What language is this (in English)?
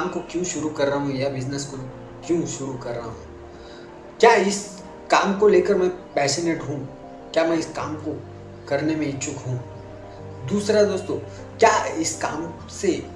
Hindi